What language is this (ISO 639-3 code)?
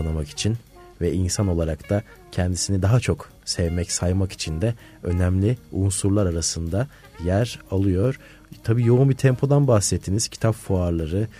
tur